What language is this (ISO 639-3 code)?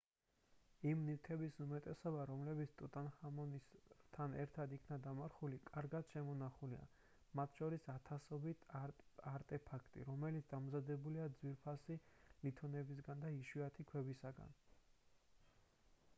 kat